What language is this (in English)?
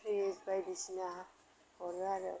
Bodo